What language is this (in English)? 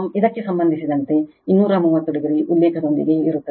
Kannada